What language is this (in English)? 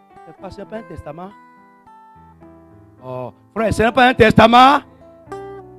French